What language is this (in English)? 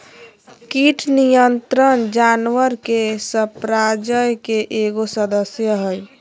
Magahi